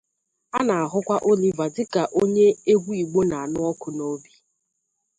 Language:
Igbo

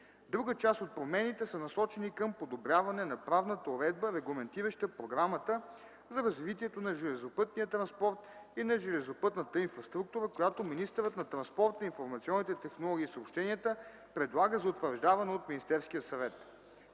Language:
Bulgarian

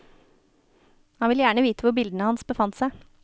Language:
Norwegian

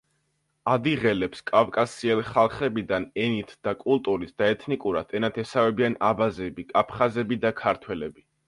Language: Georgian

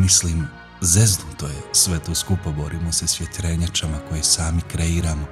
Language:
Croatian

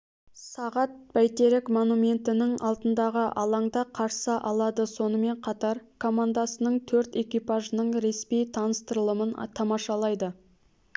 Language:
Kazakh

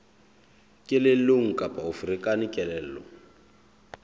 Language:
Southern Sotho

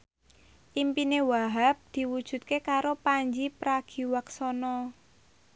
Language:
Javanese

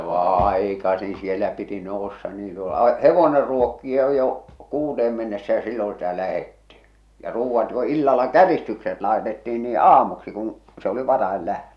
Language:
Finnish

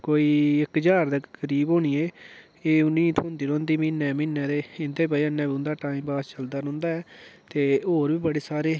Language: Dogri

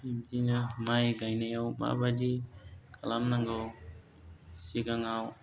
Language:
Bodo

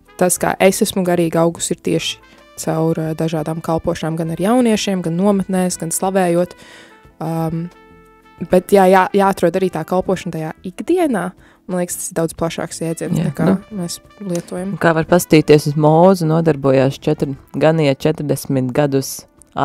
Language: Latvian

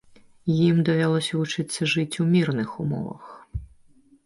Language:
Belarusian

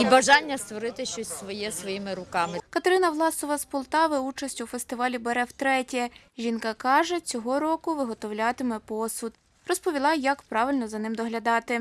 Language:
Ukrainian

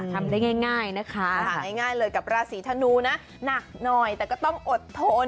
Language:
Thai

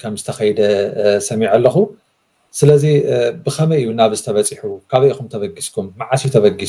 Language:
Arabic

